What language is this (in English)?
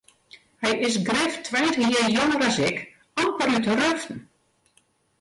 Western Frisian